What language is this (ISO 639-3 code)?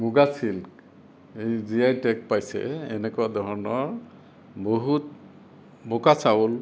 asm